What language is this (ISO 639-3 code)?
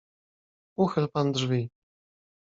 pol